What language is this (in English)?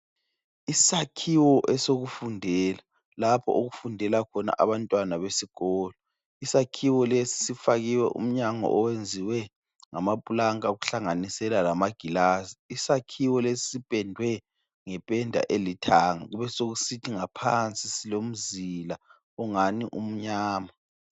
North Ndebele